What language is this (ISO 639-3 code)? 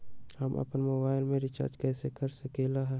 mag